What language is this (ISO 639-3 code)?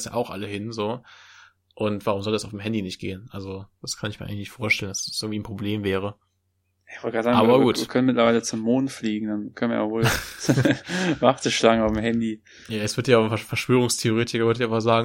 deu